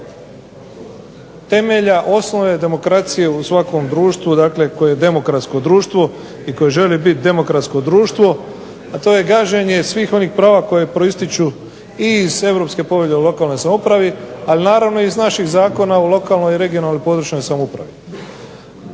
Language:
Croatian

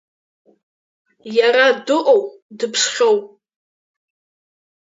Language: Abkhazian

